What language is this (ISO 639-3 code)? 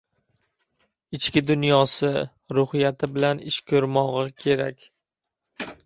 uzb